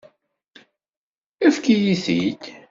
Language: Kabyle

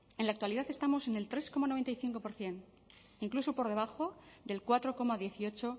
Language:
Spanish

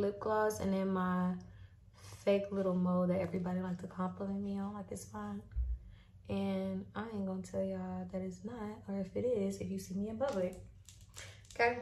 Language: English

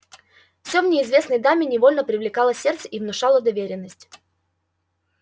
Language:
Russian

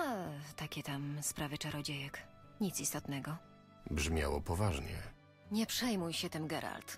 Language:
Polish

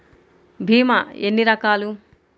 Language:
Telugu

